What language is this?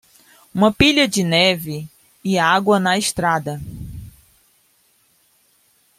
Portuguese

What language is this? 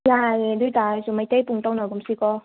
Manipuri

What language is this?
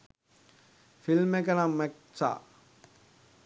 Sinhala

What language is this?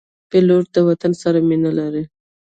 Pashto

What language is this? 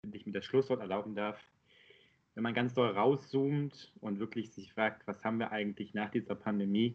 German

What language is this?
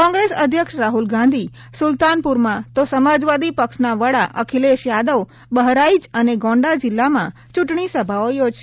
Gujarati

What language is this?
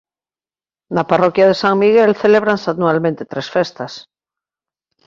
Galician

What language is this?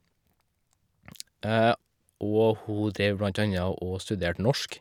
Norwegian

